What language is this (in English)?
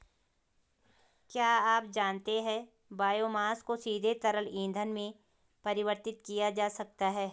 Hindi